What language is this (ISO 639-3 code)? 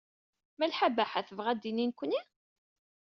kab